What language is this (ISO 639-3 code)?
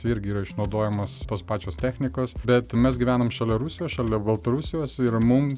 lit